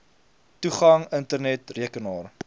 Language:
Afrikaans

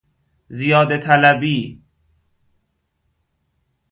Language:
Persian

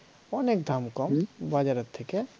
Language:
Bangla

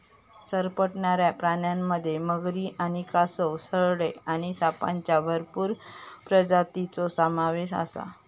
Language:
Marathi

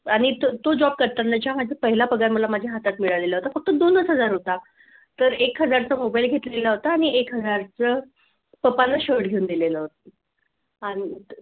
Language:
Marathi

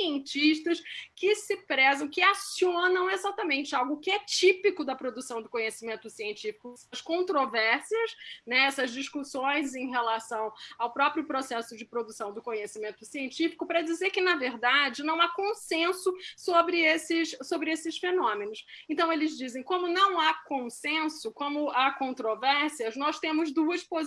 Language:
Portuguese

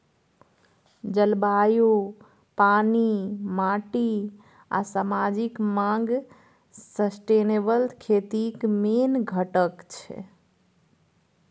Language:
Maithili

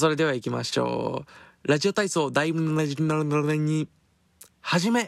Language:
Japanese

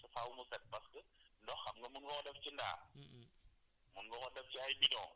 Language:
Wolof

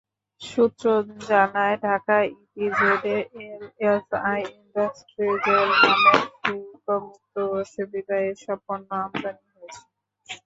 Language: Bangla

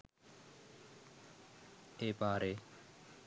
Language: Sinhala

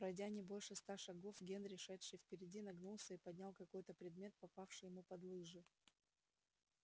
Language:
Russian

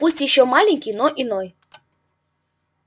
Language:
Russian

